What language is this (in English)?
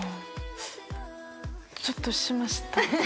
Japanese